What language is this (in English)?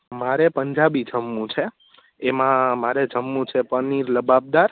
Gujarati